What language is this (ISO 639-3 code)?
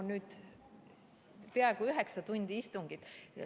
est